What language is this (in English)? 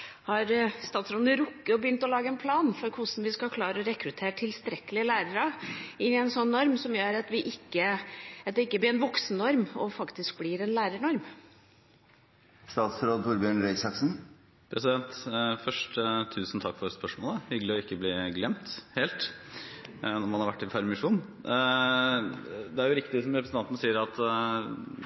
Norwegian Bokmål